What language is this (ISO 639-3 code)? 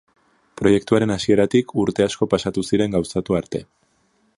eus